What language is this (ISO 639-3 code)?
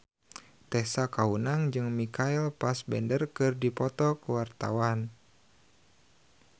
sun